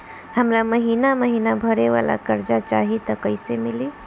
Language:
Bhojpuri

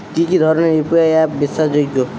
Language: Bangla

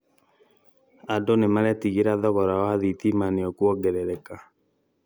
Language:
Kikuyu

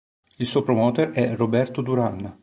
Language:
Italian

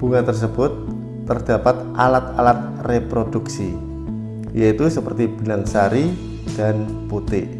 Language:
Indonesian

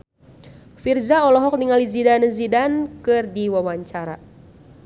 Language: Sundanese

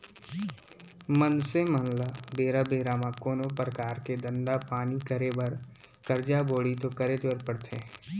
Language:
Chhattisgarhi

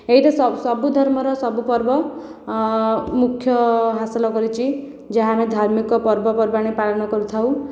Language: Odia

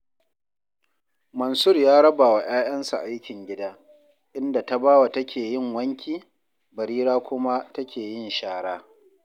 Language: Hausa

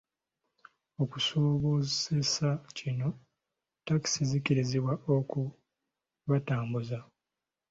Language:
Ganda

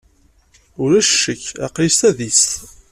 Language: Kabyle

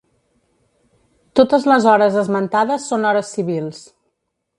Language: Catalan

